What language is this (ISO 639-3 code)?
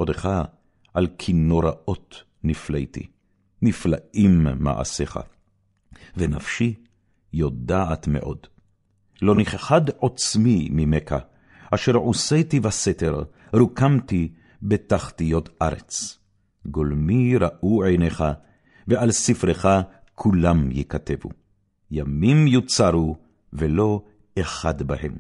heb